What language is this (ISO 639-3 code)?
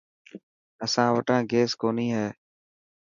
mki